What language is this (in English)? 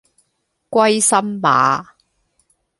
Cantonese